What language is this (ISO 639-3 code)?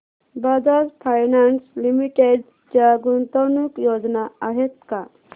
mar